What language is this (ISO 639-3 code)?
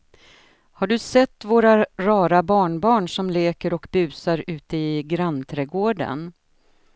swe